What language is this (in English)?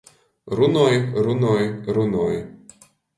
Latgalian